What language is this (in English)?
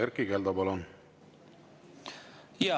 Estonian